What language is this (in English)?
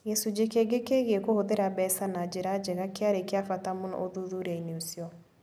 Kikuyu